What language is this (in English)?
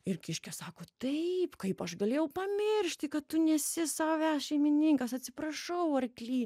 Lithuanian